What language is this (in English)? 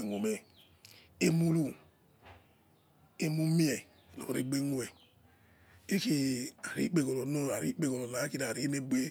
Yekhee